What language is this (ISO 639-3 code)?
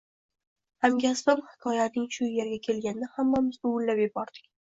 uzb